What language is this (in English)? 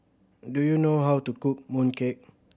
English